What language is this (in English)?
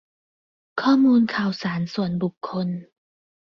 Thai